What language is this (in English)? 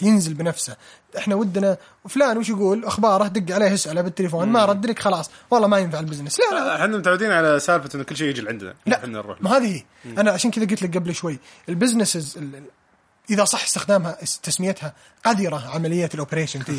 Arabic